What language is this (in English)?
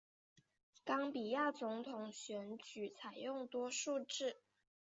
Chinese